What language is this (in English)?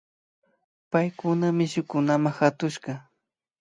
Imbabura Highland Quichua